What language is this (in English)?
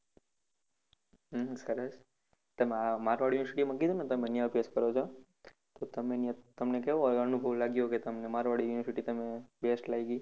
Gujarati